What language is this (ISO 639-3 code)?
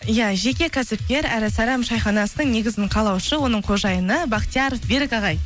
kaz